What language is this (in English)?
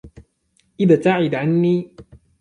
Arabic